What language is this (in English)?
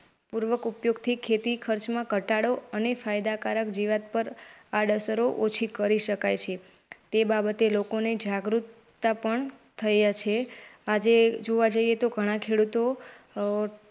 Gujarati